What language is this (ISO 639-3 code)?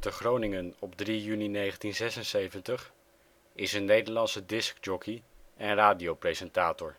nld